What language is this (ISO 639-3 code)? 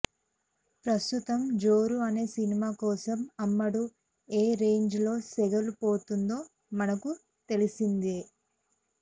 tel